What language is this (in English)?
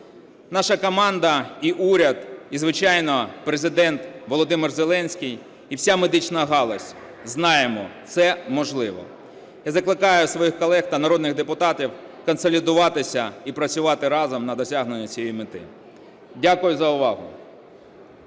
Ukrainian